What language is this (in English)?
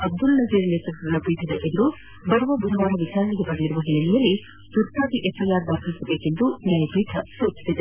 Kannada